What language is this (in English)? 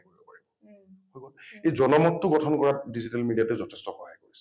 Assamese